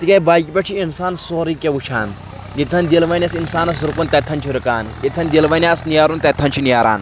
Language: Kashmiri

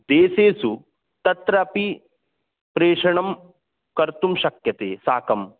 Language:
Sanskrit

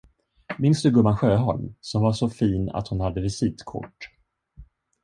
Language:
Swedish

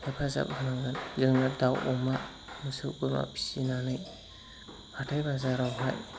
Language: Bodo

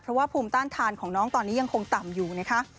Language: Thai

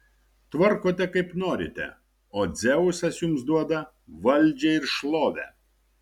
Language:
Lithuanian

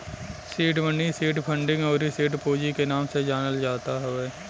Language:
Bhojpuri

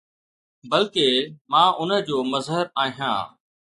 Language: Sindhi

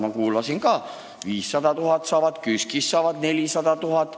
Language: Estonian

